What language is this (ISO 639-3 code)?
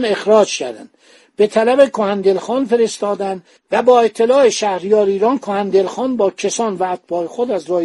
fas